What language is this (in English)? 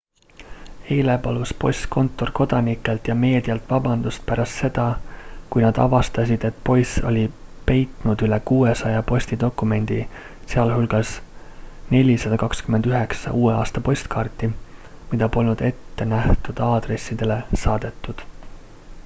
Estonian